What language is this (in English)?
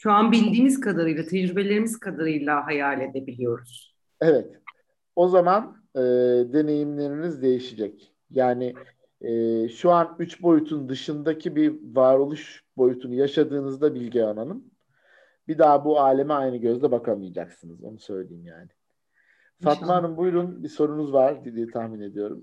Turkish